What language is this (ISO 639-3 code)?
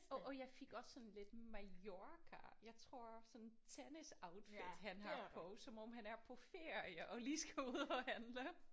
dan